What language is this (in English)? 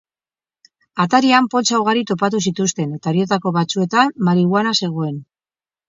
Basque